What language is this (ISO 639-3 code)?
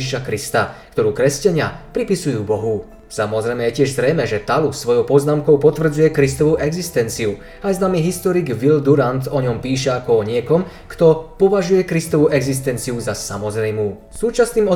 slk